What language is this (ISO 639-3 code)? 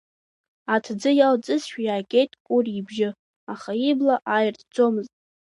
abk